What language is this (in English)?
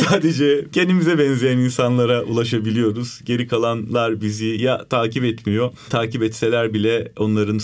Turkish